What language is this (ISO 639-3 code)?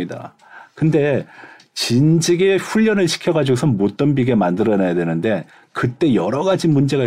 kor